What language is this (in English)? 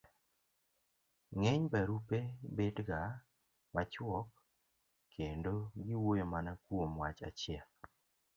Luo (Kenya and Tanzania)